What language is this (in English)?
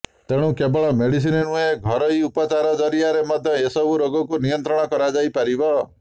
Odia